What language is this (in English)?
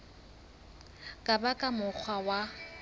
Southern Sotho